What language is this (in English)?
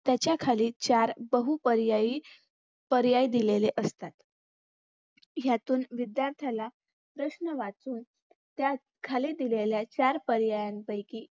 Marathi